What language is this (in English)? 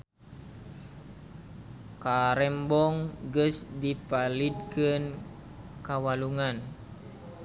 Sundanese